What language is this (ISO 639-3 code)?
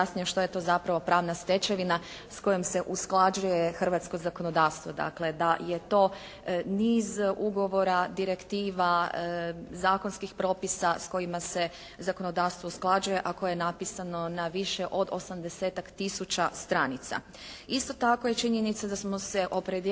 hrv